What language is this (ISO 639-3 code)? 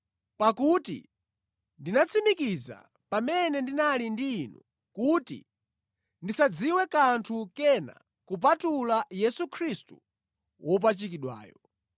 nya